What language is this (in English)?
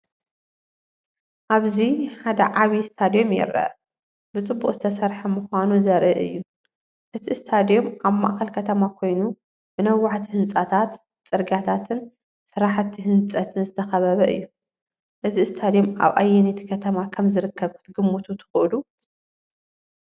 Tigrinya